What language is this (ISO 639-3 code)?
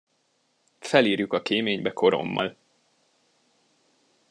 hun